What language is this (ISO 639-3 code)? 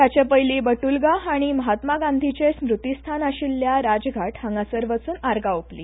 kok